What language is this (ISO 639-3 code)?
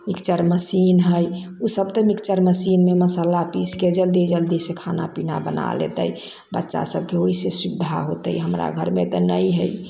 mai